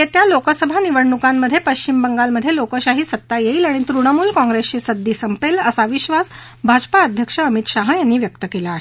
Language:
Marathi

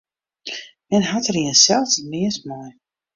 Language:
Western Frisian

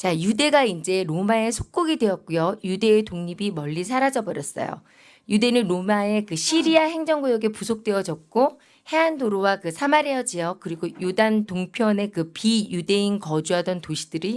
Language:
Korean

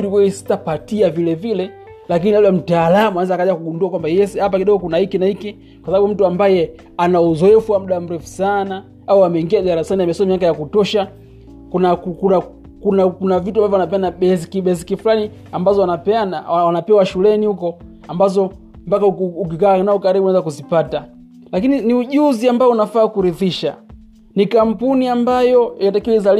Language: Swahili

